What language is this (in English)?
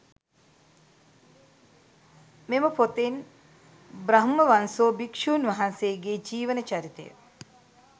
Sinhala